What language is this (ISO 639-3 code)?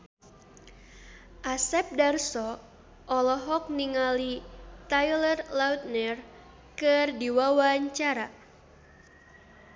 sun